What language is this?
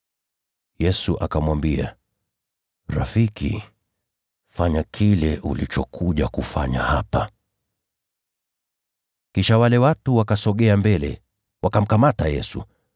Swahili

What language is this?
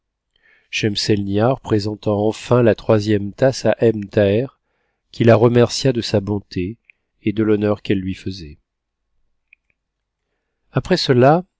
French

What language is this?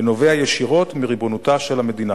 Hebrew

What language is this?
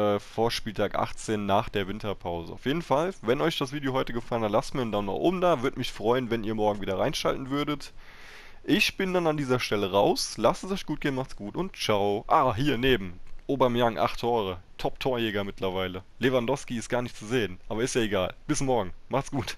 German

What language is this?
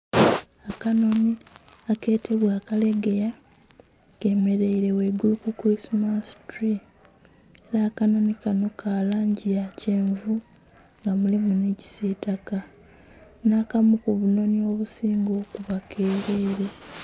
Soga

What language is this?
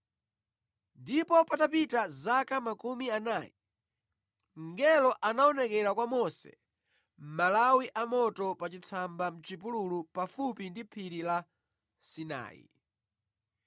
Nyanja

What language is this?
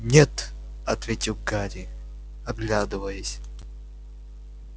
Russian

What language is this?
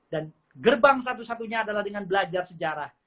Indonesian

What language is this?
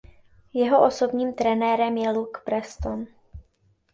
Czech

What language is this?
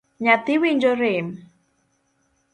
Luo (Kenya and Tanzania)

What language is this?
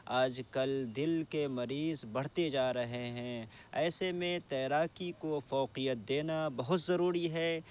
Urdu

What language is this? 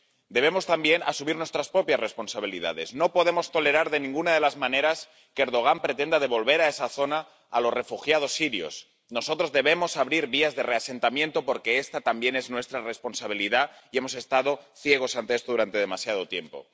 Spanish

